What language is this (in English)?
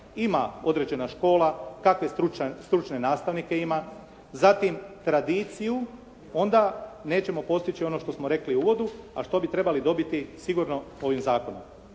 Croatian